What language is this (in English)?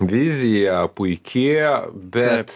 Lithuanian